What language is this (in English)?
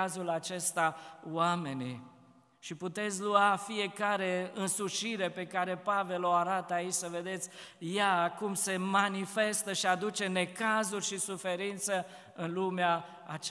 Romanian